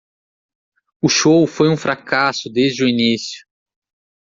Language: Portuguese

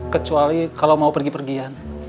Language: Indonesian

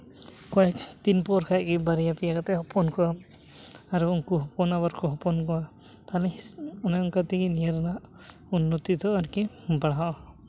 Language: Santali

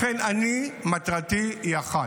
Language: Hebrew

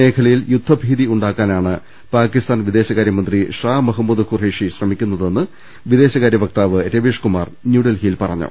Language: Malayalam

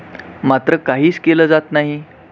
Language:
Marathi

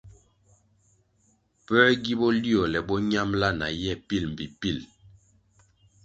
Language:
Kwasio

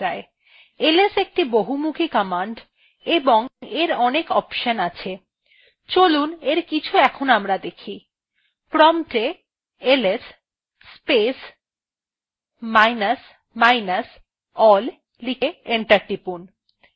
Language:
Bangla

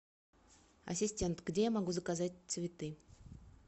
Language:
Russian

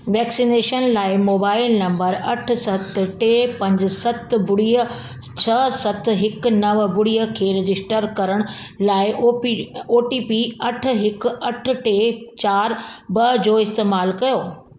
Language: Sindhi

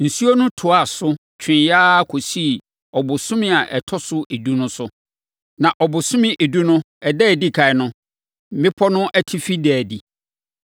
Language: Akan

